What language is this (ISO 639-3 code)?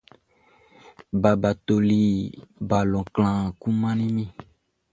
bci